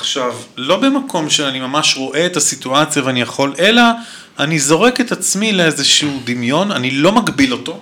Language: Hebrew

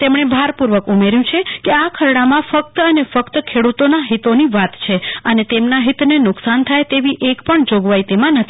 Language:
Gujarati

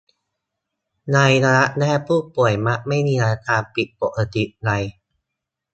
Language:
Thai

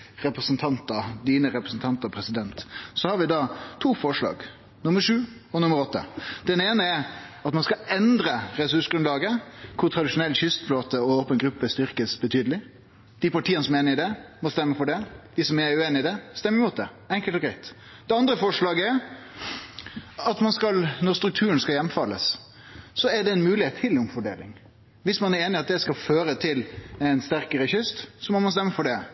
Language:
Norwegian Nynorsk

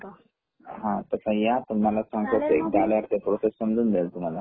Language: Marathi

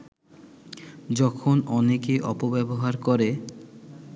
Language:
Bangla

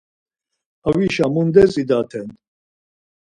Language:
Laz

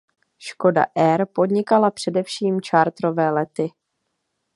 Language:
Czech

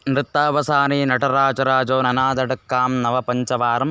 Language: Sanskrit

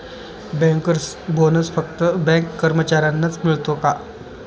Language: Marathi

